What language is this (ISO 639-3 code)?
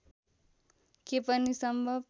nep